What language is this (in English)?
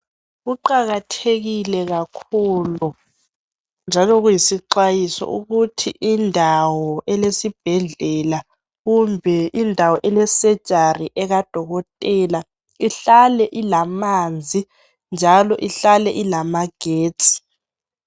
North Ndebele